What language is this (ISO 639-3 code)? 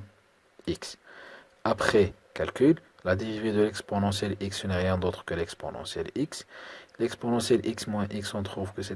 fra